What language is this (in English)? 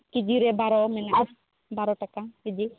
Santali